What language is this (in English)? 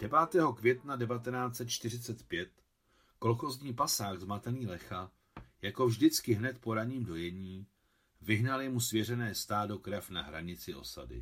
Czech